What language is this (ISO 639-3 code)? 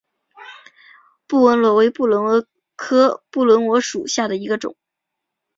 zho